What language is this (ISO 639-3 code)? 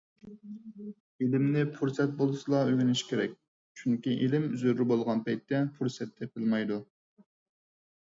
uig